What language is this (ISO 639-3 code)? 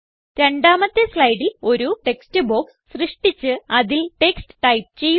mal